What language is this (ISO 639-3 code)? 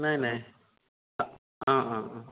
asm